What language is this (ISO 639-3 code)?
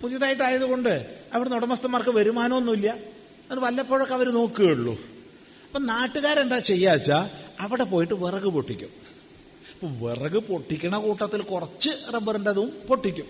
mal